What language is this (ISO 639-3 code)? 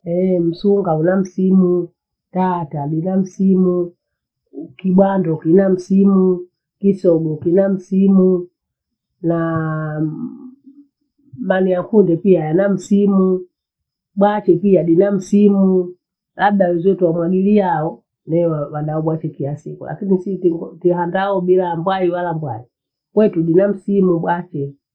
bou